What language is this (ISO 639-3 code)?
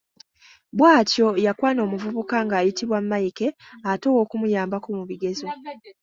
lug